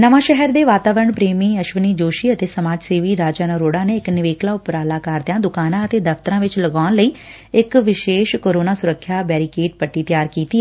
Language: Punjabi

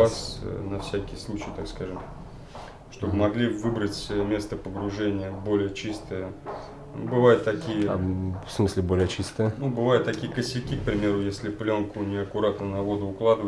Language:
Russian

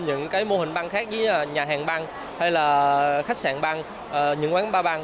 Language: Vietnamese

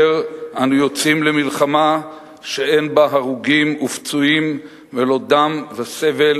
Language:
Hebrew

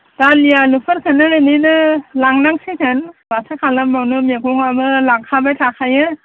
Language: Bodo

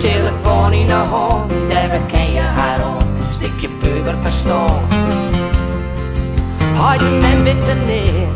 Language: Dutch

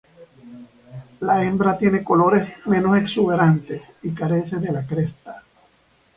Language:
Spanish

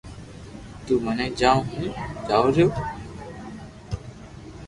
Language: Loarki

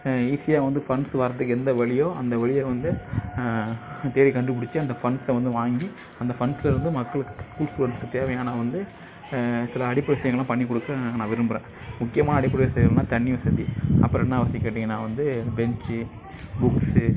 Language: Tamil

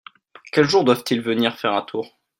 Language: French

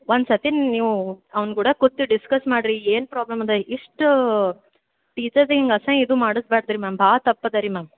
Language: Kannada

